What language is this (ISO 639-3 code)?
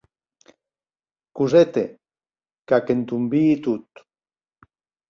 oci